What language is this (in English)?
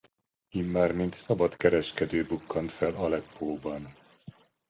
Hungarian